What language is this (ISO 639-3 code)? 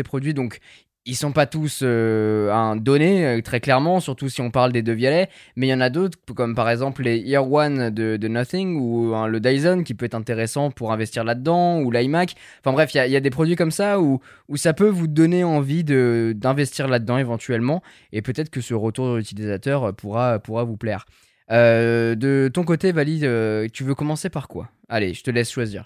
fra